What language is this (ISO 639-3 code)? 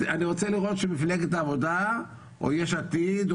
heb